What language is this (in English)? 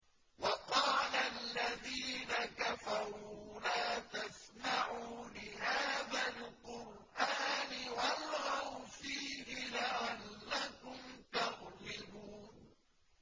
Arabic